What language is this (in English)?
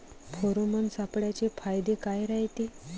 Marathi